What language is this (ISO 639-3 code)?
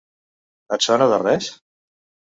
cat